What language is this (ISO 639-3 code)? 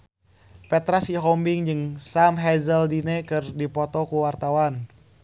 sun